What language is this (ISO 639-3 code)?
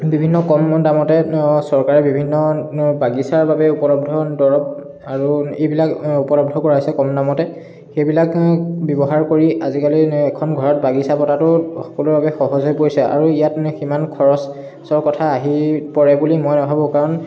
asm